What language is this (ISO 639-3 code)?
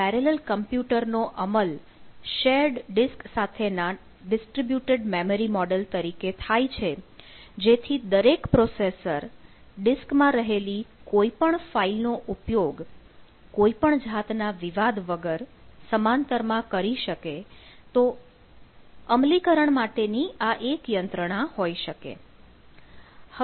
guj